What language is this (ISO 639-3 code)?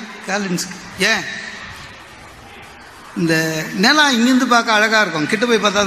tam